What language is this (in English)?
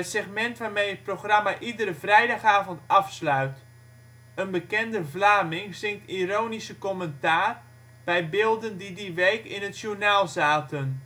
Dutch